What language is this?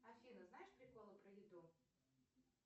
Russian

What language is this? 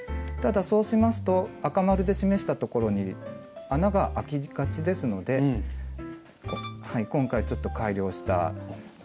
Japanese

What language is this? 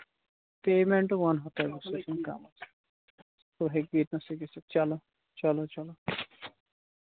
Kashmiri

